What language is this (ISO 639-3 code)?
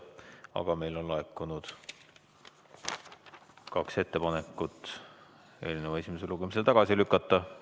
est